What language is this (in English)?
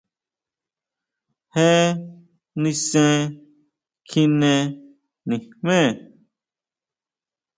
Huautla Mazatec